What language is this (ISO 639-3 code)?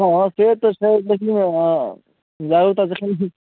mai